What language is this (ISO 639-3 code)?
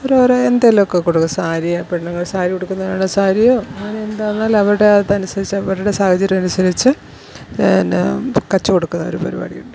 mal